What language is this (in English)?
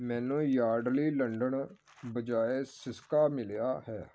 Punjabi